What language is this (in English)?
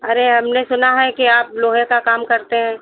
Hindi